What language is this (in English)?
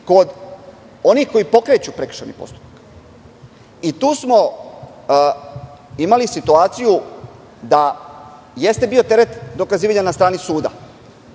Serbian